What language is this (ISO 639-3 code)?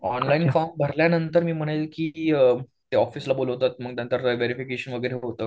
mar